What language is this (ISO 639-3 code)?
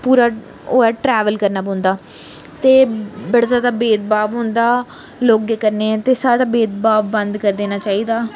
doi